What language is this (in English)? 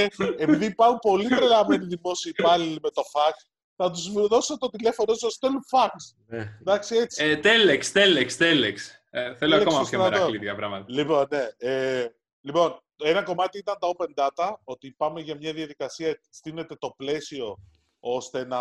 Greek